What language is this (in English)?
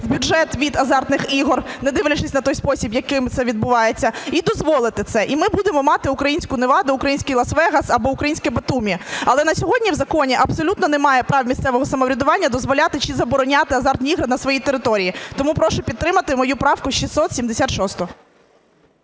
Ukrainian